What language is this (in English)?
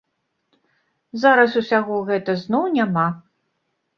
Belarusian